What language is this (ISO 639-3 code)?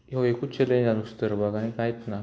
kok